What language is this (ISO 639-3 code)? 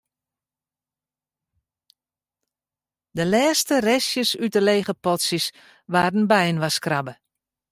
fry